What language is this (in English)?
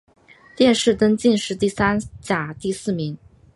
Chinese